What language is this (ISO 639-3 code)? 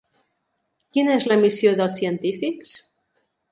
cat